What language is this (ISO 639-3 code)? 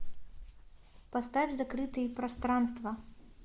rus